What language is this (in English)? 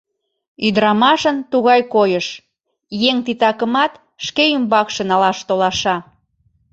Mari